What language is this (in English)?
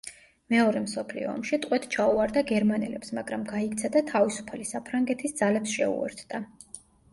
Georgian